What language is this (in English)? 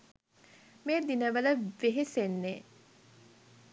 Sinhala